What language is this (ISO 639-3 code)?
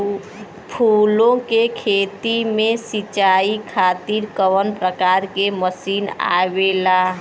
bho